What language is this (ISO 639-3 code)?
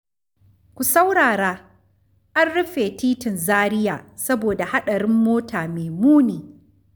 hau